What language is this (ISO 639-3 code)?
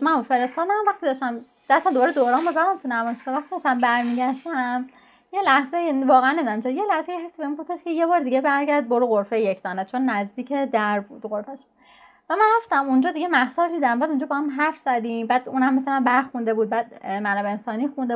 fas